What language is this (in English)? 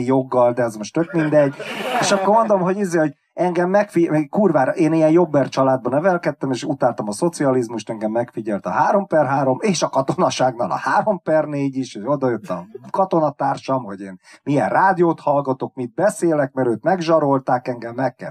Hungarian